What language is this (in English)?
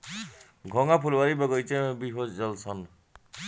Bhojpuri